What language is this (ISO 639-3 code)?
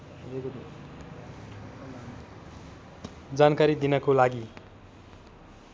nep